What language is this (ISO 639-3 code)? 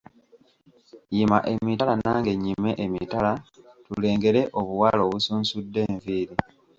lug